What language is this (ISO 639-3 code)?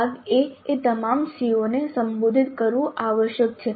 guj